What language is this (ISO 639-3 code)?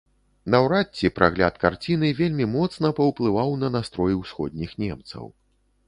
bel